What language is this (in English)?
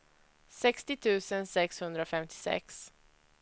Swedish